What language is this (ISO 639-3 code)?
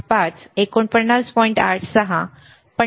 mar